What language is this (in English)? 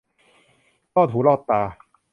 Thai